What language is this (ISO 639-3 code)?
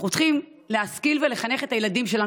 heb